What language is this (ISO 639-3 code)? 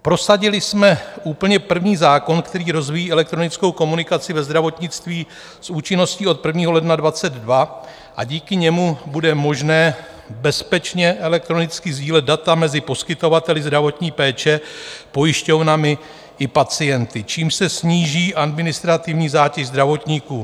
ces